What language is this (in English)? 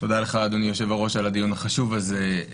Hebrew